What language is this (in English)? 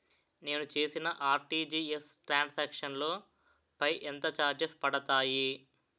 Telugu